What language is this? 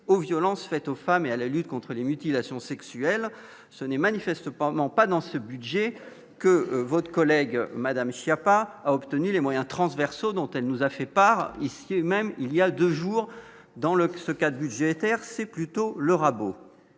French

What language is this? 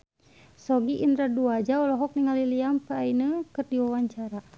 Sundanese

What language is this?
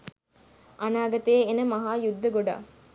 Sinhala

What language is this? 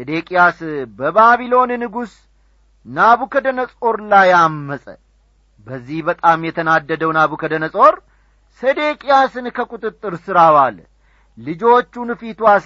Amharic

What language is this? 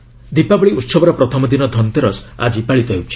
Odia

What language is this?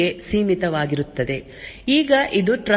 Kannada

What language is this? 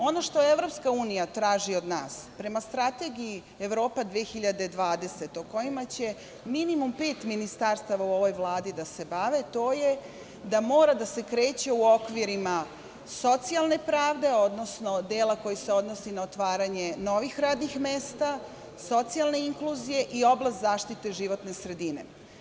Serbian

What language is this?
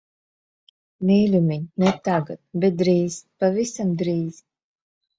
Latvian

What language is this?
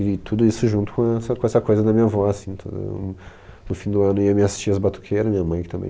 Portuguese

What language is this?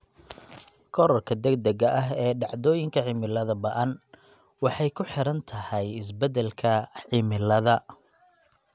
Somali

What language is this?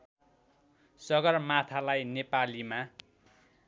Nepali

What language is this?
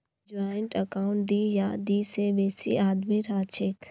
Magahi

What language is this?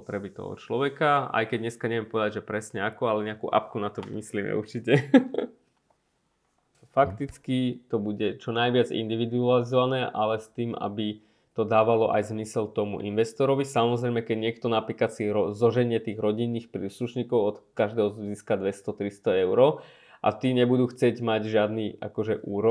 Slovak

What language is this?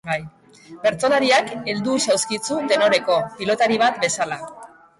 Basque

